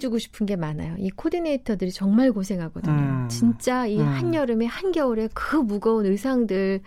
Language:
Korean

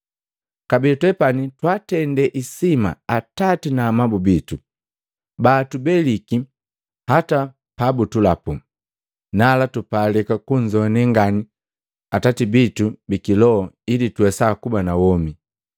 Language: Matengo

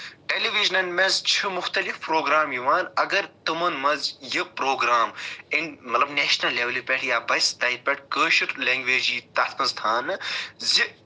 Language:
Kashmiri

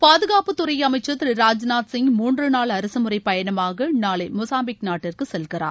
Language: Tamil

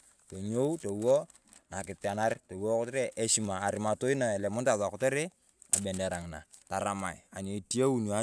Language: Turkana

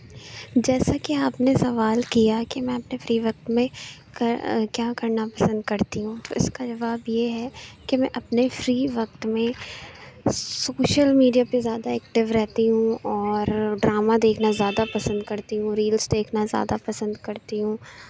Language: Urdu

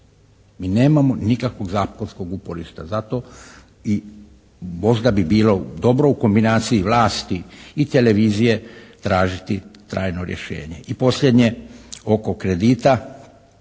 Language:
Croatian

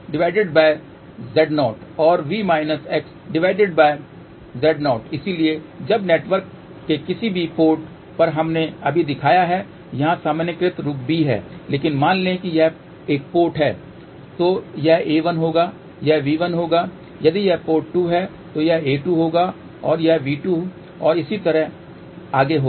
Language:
Hindi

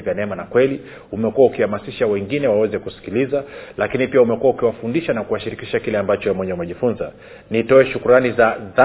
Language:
Swahili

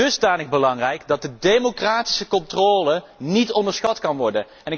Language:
Dutch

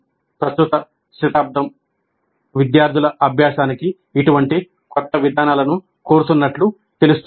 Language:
Telugu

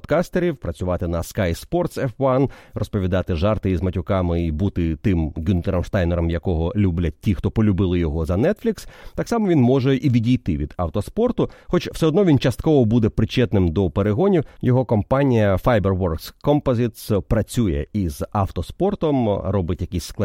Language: Ukrainian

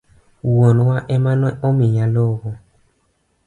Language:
Luo (Kenya and Tanzania)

